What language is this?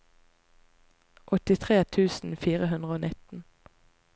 Norwegian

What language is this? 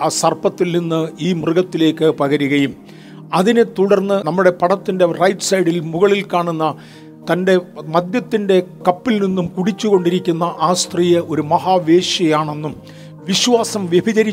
Malayalam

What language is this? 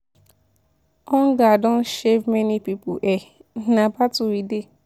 Nigerian Pidgin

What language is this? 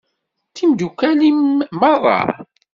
Kabyle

